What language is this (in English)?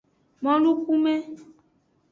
Aja (Benin)